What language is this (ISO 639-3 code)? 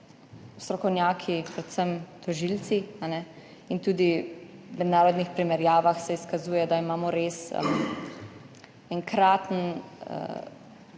slv